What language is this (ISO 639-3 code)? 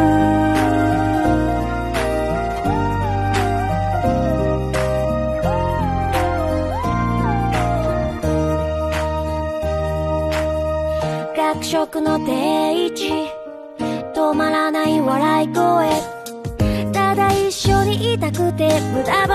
kor